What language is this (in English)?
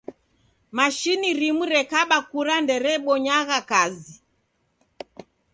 Taita